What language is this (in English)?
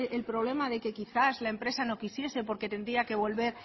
Spanish